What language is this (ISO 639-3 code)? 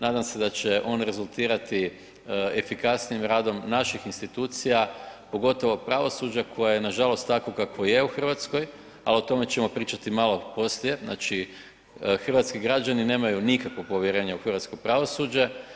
hrv